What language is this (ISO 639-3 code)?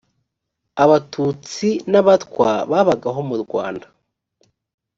kin